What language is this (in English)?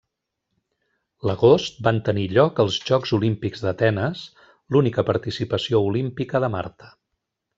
Catalan